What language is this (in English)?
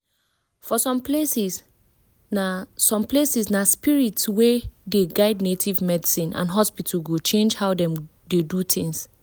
Nigerian Pidgin